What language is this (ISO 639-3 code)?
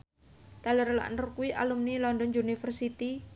jav